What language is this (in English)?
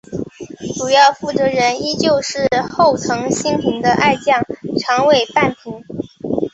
Chinese